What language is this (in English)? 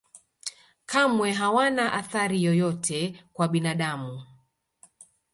Swahili